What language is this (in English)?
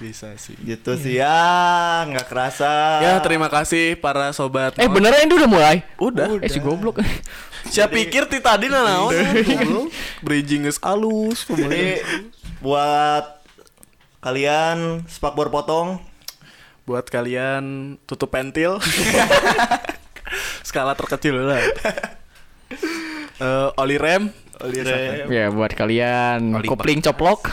Indonesian